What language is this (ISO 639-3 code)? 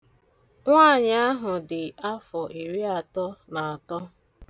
ibo